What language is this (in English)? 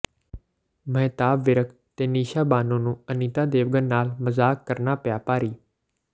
Punjabi